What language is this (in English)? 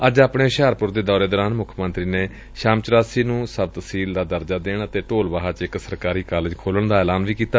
Punjabi